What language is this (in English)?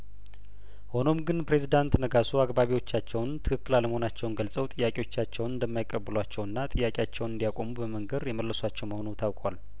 Amharic